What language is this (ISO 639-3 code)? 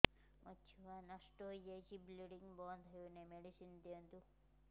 ori